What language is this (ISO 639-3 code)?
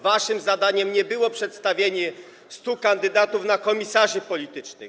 pol